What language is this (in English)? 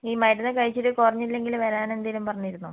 Malayalam